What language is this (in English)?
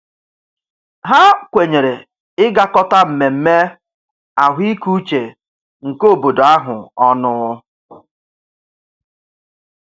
Igbo